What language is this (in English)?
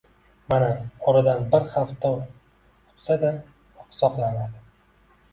Uzbek